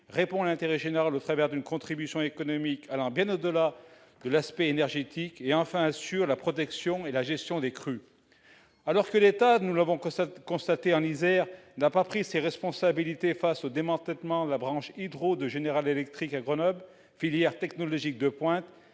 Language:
French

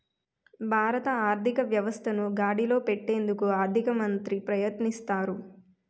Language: Telugu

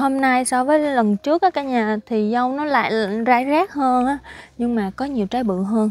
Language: Vietnamese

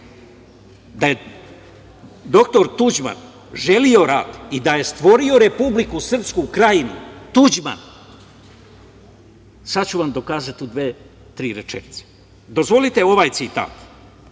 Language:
Serbian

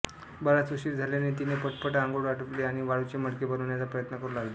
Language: Marathi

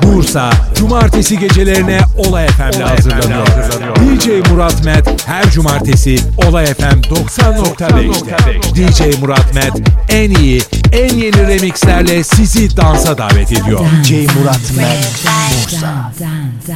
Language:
Turkish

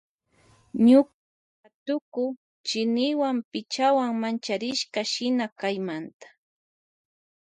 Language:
Loja Highland Quichua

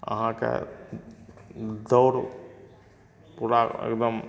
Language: Maithili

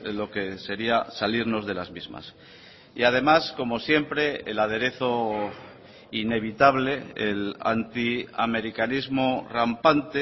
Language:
Spanish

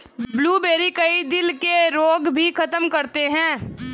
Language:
Hindi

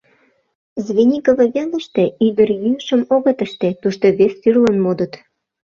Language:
Mari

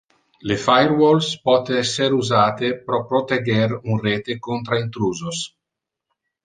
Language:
Interlingua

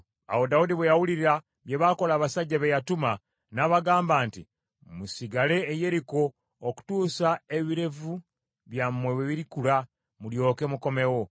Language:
Ganda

